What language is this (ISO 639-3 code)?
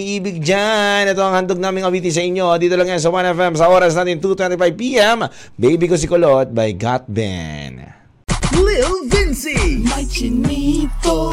fil